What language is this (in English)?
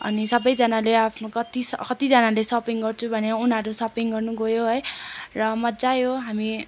Nepali